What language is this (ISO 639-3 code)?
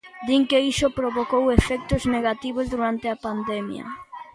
glg